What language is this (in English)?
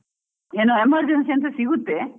Kannada